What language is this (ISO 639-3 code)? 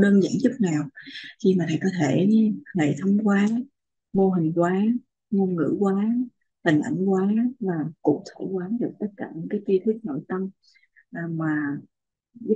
vie